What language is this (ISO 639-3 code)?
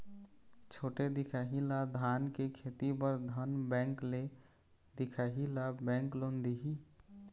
hne